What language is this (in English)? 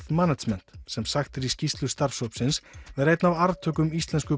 Icelandic